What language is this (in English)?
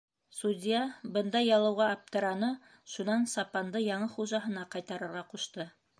Bashkir